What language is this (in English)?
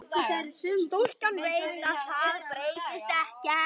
Icelandic